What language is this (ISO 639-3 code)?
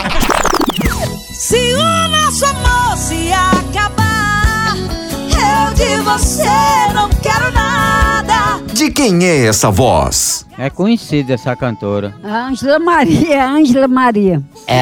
por